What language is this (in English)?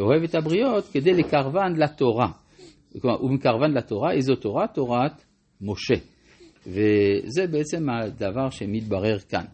Hebrew